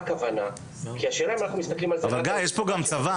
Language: Hebrew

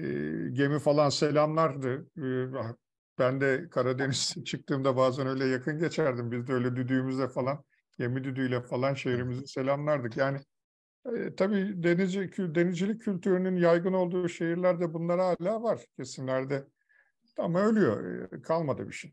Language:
Turkish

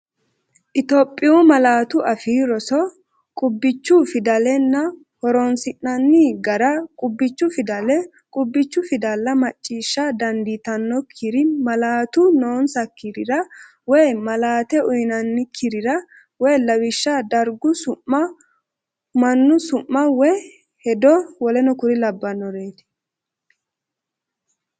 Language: Sidamo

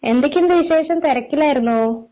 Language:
Malayalam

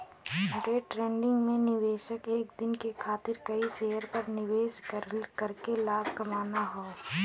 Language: Bhojpuri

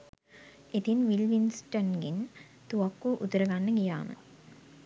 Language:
Sinhala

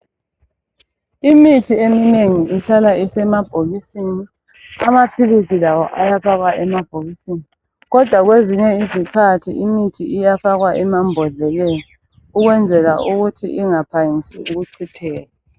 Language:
North Ndebele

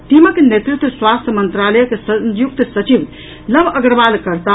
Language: Maithili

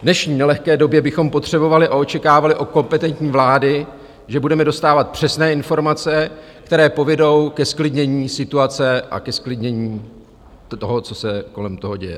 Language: Czech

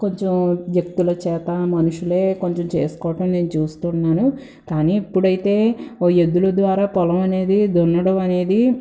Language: Telugu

